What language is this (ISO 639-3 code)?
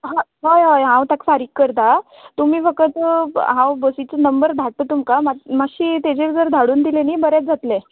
kok